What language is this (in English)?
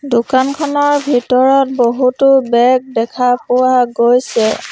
Assamese